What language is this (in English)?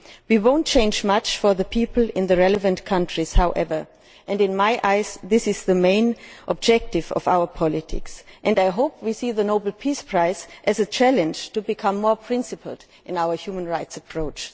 English